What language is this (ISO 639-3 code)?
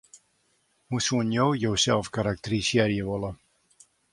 fry